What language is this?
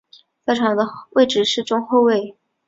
Chinese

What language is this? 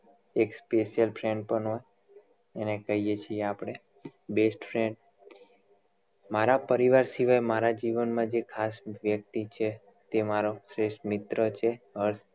Gujarati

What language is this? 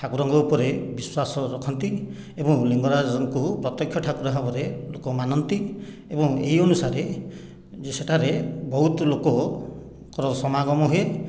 Odia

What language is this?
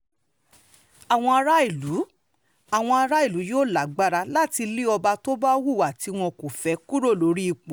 Yoruba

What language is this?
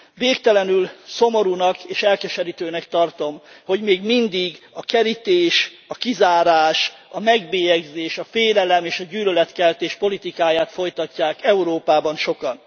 Hungarian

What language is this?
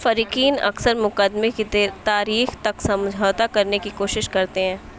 Urdu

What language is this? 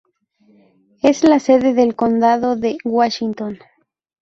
Spanish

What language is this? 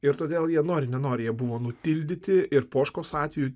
Lithuanian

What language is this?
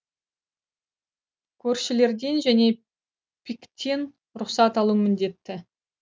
Kazakh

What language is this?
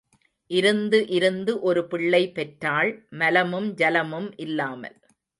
Tamil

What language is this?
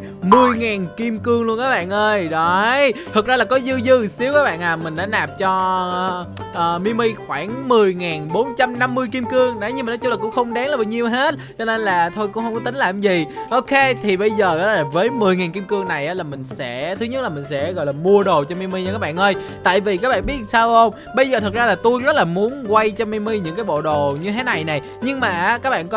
Vietnamese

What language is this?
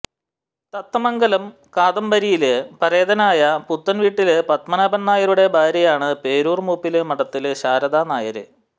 Malayalam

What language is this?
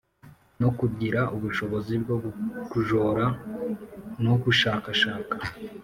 Kinyarwanda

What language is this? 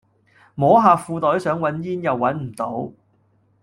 Cantonese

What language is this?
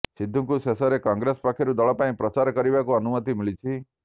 Odia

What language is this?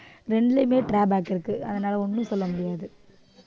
Tamil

